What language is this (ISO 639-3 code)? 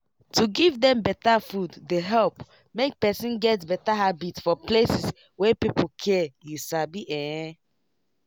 pcm